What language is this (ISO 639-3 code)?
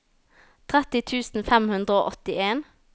nor